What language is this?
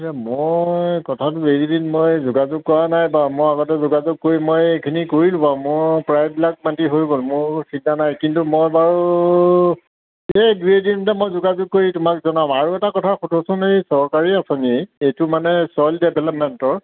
Assamese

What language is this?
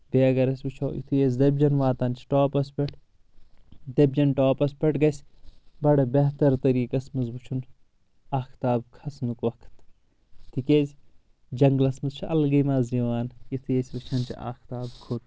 Kashmiri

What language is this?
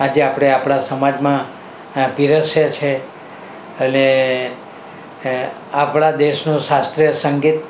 Gujarati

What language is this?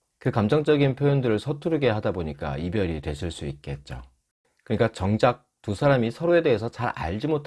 Korean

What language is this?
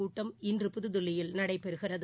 Tamil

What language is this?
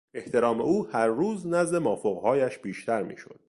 Persian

